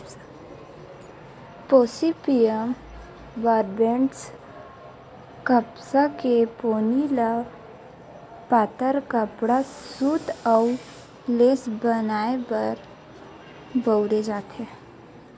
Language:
Chhattisgarhi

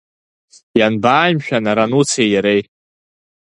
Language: Abkhazian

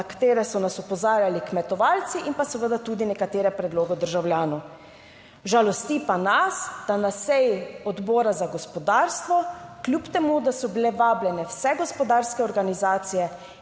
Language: Slovenian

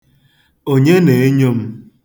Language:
Igbo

